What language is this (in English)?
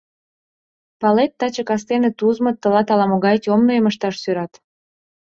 Mari